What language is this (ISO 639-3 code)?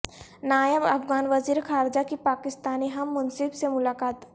urd